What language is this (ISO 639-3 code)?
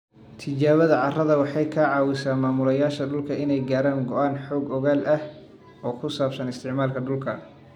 som